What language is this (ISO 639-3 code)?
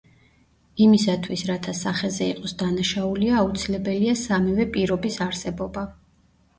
kat